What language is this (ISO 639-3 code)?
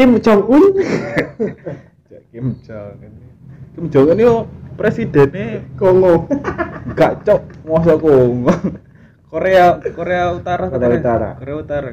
ind